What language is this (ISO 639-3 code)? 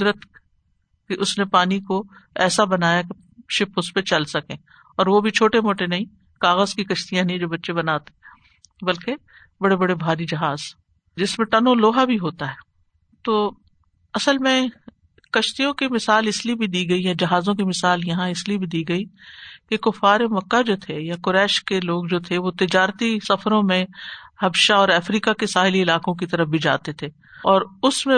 urd